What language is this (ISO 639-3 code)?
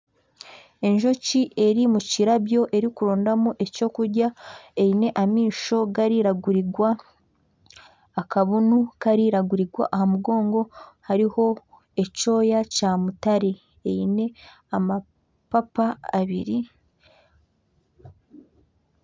nyn